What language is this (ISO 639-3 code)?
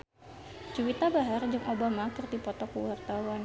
sun